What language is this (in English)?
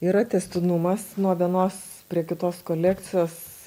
Lithuanian